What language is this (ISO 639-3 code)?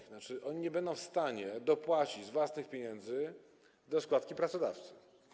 pol